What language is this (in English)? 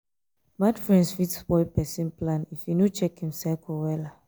Nigerian Pidgin